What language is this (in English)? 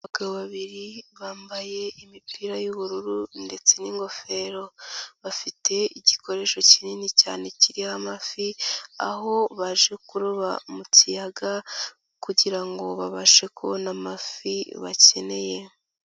Kinyarwanda